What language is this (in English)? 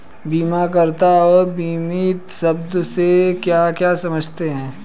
Hindi